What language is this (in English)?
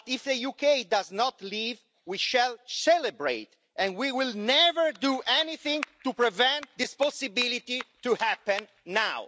English